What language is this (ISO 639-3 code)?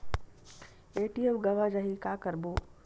hne